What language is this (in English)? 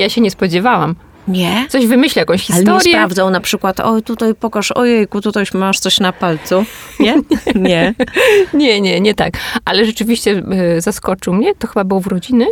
Polish